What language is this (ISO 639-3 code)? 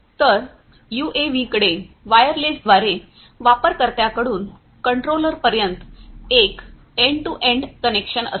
mar